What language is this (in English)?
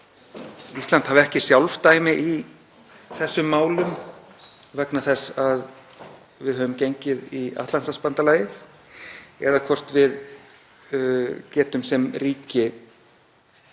Icelandic